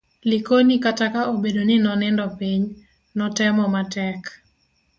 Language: Luo (Kenya and Tanzania)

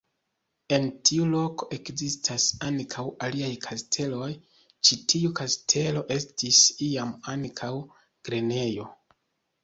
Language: Esperanto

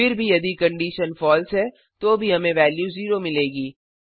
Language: Hindi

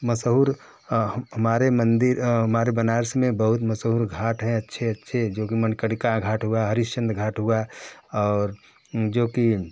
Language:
Hindi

